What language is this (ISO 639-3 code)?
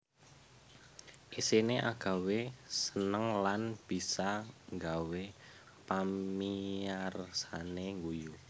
jav